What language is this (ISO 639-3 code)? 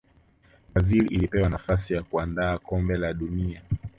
swa